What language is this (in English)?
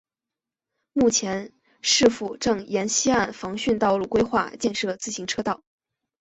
Chinese